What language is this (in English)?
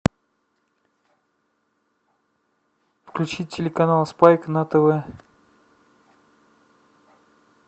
Russian